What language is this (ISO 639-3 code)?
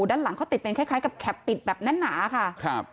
tha